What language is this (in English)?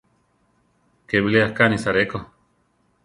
Central Tarahumara